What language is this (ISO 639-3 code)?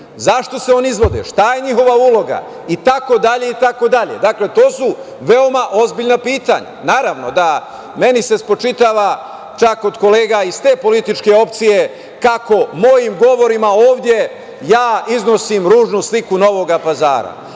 srp